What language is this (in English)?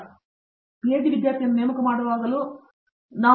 Kannada